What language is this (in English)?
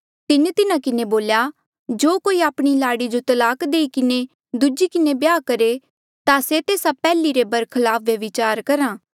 Mandeali